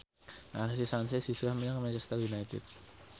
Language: Javanese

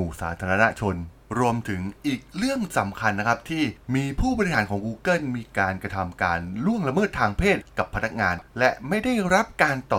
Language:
Thai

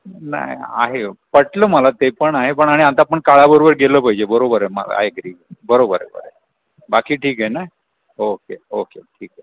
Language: Marathi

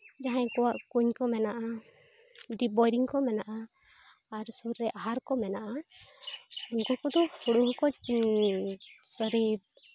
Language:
Santali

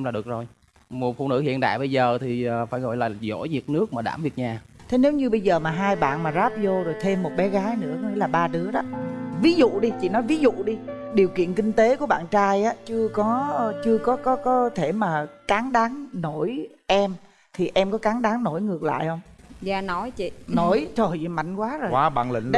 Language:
Vietnamese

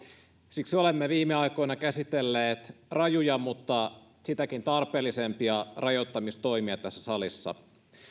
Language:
Finnish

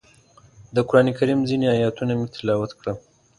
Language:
Pashto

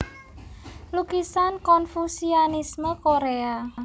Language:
Javanese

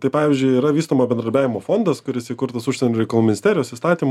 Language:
Lithuanian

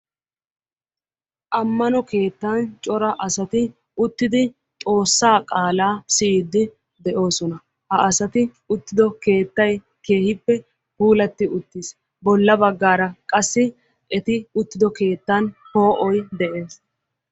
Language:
Wolaytta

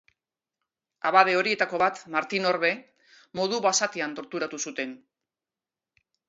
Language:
Basque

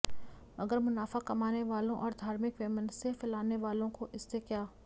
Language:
Hindi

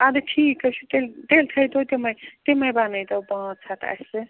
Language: Kashmiri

